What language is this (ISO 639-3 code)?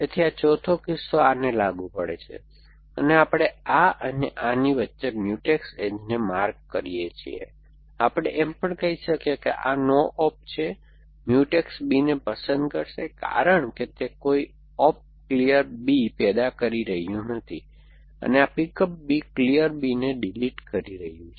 guj